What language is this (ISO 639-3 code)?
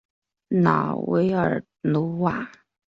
zho